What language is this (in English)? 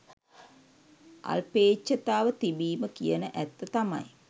Sinhala